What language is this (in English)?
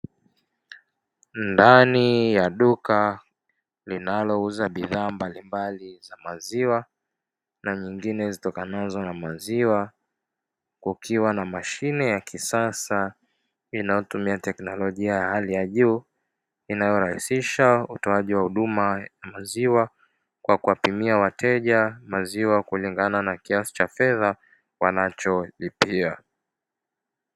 Swahili